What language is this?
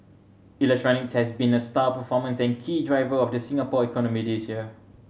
English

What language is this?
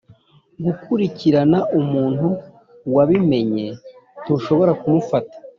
Kinyarwanda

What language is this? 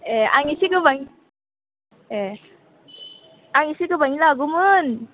Bodo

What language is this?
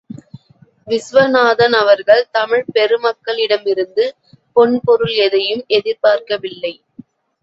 Tamil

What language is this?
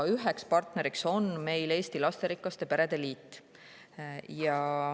Estonian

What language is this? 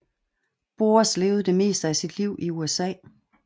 Danish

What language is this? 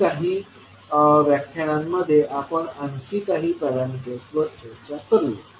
Marathi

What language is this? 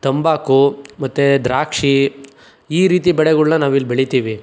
Kannada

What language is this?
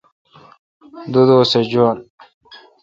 Kalkoti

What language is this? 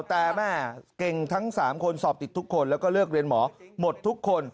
Thai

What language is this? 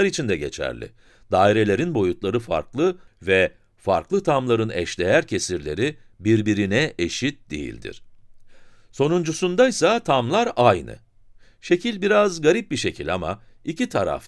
Turkish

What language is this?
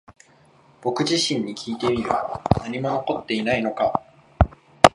Japanese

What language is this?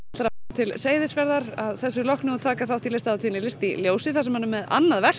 Icelandic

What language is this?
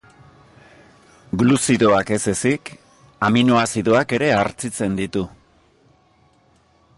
Basque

